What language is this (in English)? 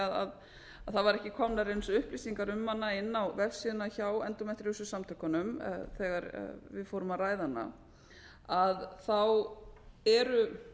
Icelandic